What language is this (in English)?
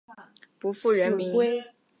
Chinese